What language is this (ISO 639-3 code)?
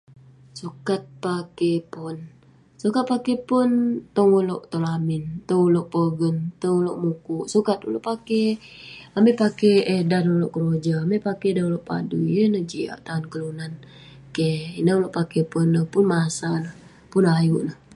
pne